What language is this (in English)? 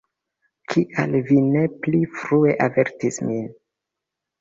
Esperanto